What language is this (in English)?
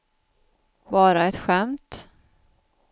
Swedish